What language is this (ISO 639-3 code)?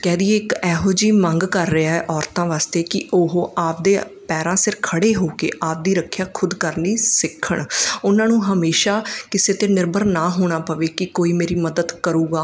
pan